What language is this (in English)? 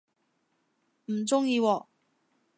Cantonese